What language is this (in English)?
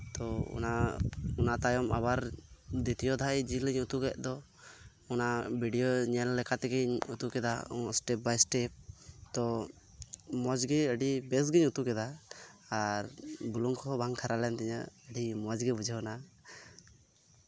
Santali